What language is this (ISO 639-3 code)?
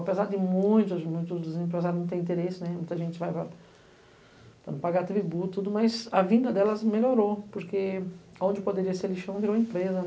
por